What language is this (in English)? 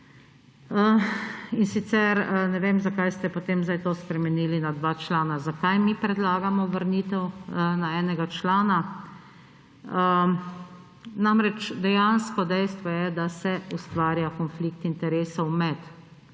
Slovenian